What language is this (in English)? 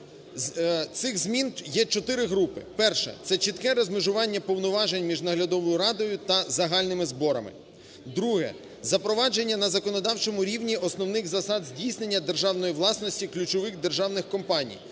Ukrainian